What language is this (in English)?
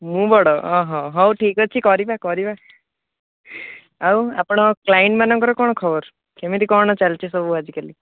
Odia